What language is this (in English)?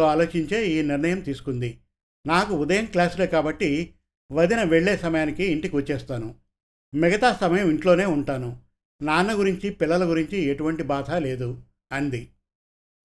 Telugu